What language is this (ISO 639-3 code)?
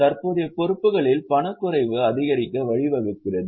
tam